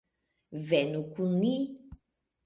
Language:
Esperanto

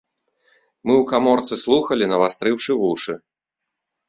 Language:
Belarusian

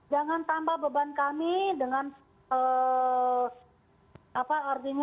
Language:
Indonesian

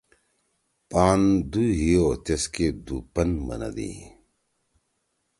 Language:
Torwali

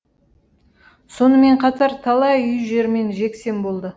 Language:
Kazakh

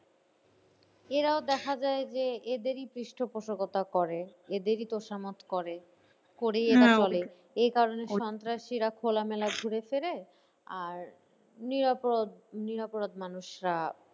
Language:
Bangla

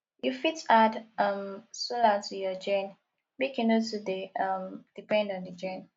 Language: Nigerian Pidgin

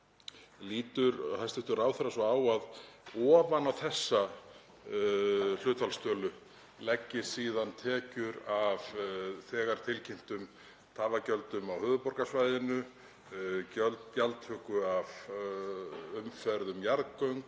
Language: Icelandic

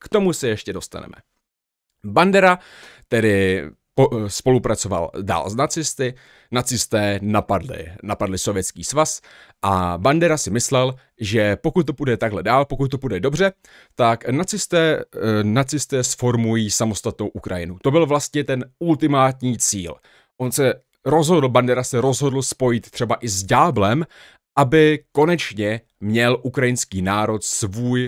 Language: Czech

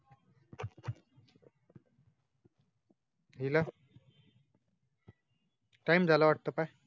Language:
Marathi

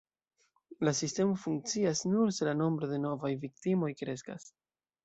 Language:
Esperanto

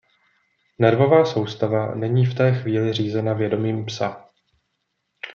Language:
Czech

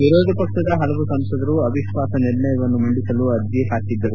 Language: Kannada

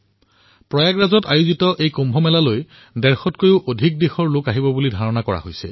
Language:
Assamese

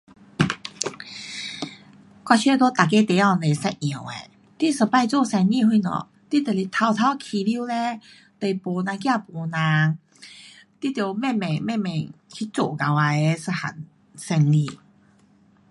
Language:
Pu-Xian Chinese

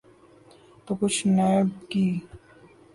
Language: Urdu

